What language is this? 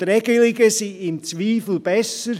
Swiss German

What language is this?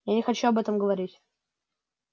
Russian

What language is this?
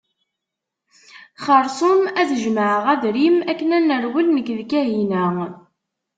Kabyle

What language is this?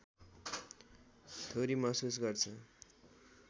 Nepali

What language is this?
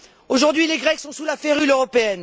French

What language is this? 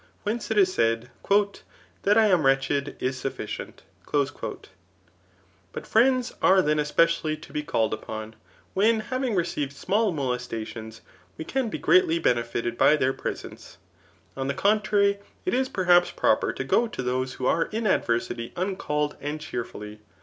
English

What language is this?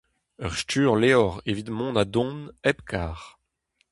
Breton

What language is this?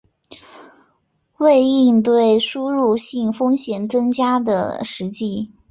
Chinese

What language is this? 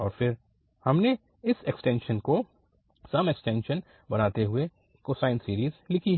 Hindi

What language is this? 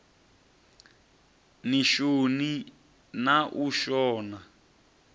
Venda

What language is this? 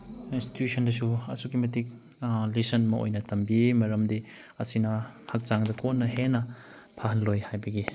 Manipuri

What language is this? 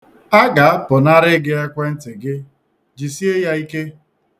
Igbo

